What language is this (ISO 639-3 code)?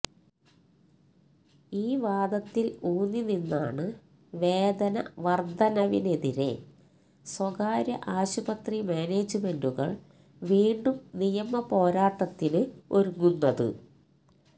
mal